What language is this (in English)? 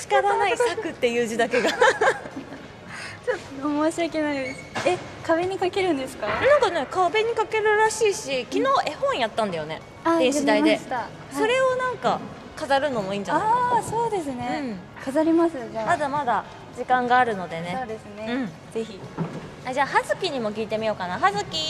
Japanese